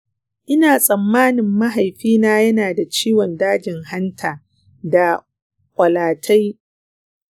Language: Hausa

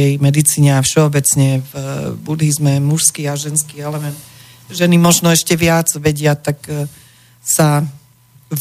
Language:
Slovak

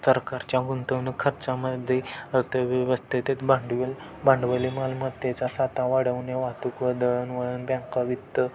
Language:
Marathi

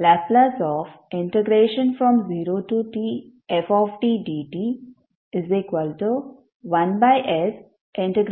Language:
Kannada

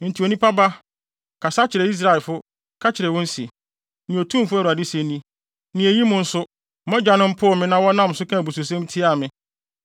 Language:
Akan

